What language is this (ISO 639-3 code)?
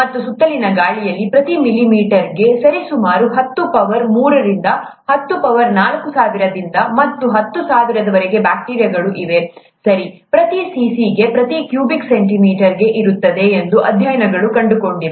kan